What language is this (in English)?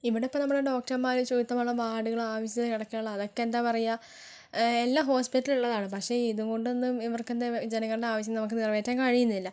Malayalam